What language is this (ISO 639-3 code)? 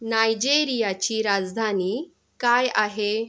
mar